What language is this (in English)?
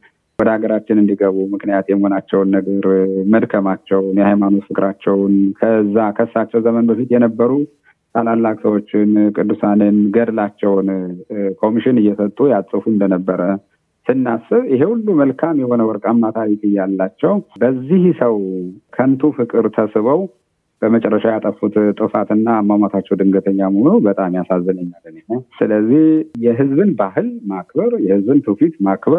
Amharic